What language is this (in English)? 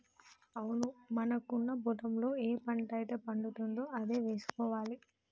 Telugu